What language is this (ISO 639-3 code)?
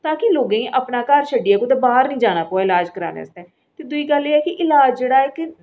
doi